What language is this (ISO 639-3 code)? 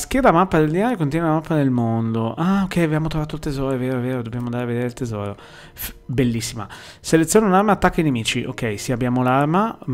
ita